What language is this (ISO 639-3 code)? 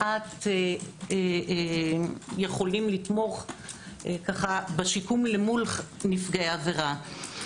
heb